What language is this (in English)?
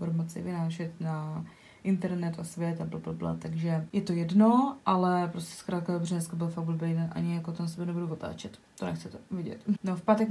Czech